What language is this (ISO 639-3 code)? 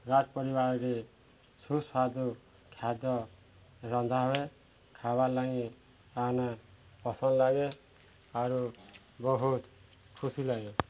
ori